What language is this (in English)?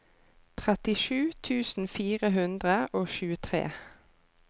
Norwegian